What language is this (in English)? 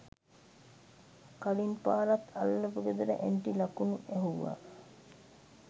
Sinhala